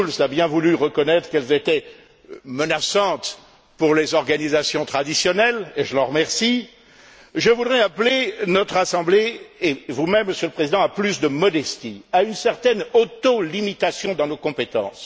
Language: French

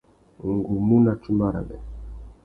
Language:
Tuki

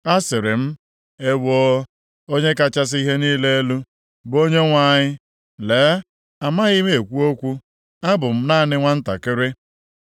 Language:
Igbo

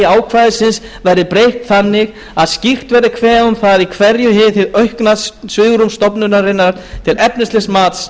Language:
Icelandic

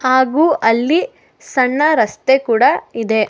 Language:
Kannada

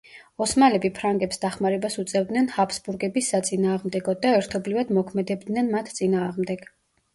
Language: Georgian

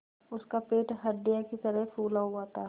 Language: Hindi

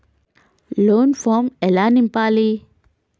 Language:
Telugu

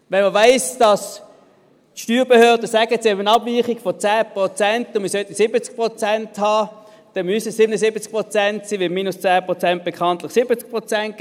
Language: Swiss German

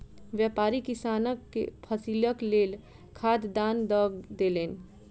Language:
Maithili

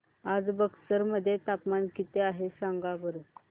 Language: Marathi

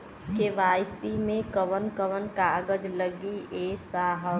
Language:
Bhojpuri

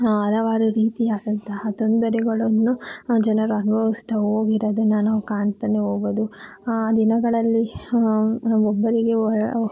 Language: Kannada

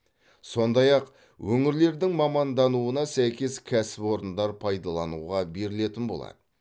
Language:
Kazakh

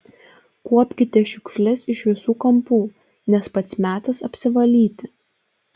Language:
Lithuanian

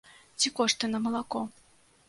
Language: Belarusian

